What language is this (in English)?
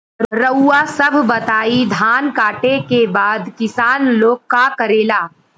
Bhojpuri